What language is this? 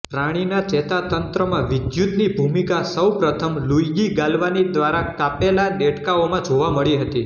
Gujarati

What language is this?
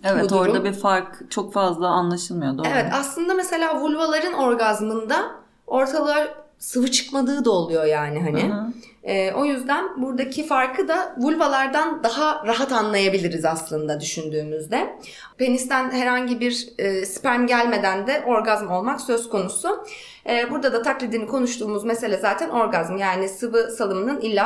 Turkish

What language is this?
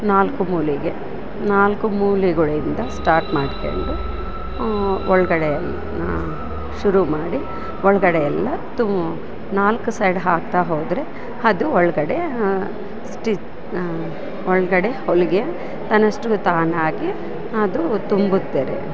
Kannada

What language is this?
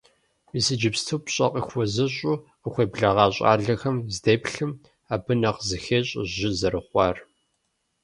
Kabardian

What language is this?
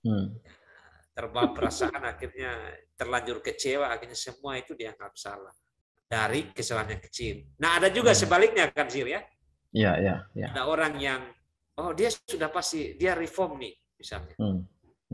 Indonesian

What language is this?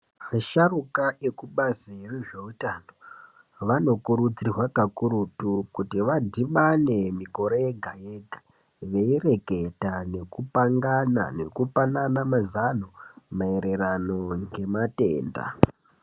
Ndau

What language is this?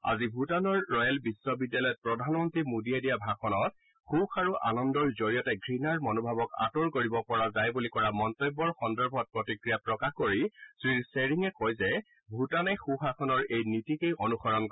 Assamese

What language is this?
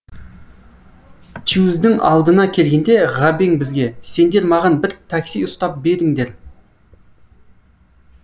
Kazakh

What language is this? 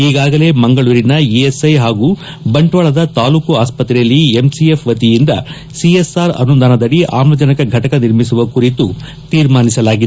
Kannada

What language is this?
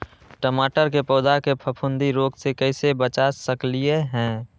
Magahi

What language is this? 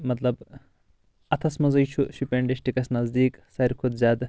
Kashmiri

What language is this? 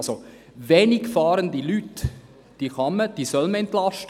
Swiss German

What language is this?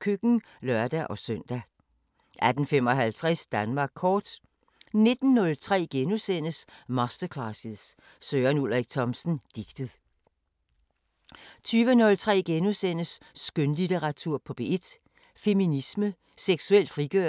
Danish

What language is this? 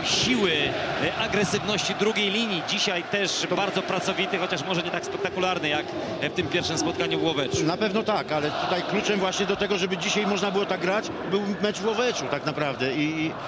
Polish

